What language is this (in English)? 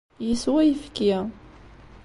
Kabyle